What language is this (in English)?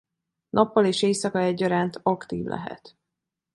Hungarian